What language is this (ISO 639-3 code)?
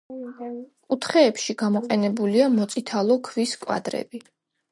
kat